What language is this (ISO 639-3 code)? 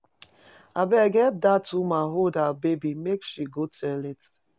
pcm